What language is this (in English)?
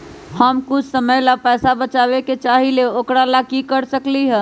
Magahi